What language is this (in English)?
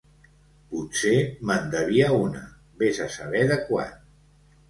Catalan